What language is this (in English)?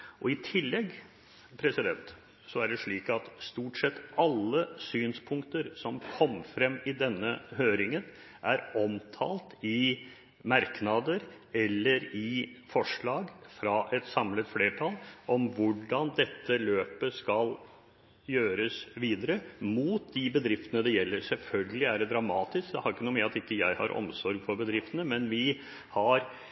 Norwegian Bokmål